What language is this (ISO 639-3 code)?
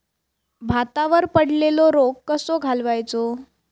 mar